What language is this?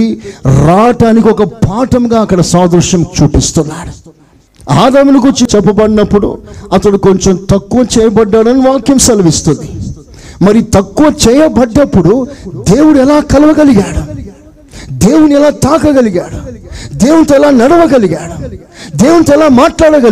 Telugu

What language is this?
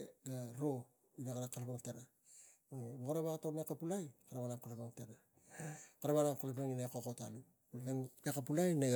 Tigak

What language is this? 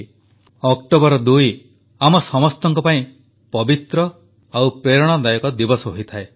Odia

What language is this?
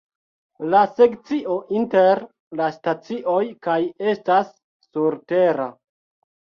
Esperanto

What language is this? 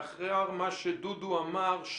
Hebrew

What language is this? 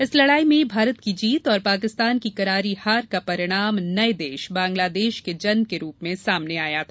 Hindi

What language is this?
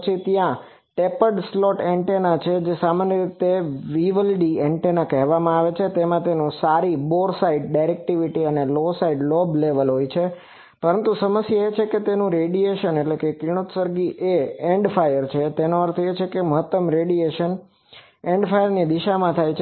Gujarati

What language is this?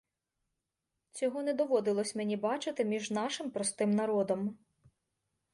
Ukrainian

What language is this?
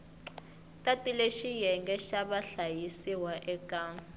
Tsonga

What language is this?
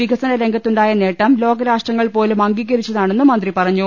Malayalam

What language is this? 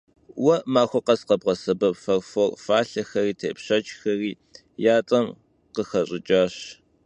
Kabardian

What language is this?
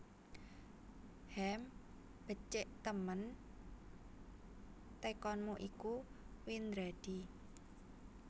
Javanese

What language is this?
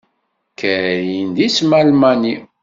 Kabyle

